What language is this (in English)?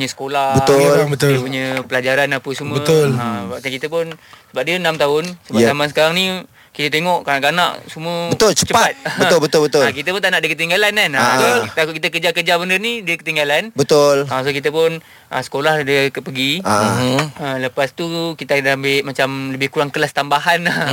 Malay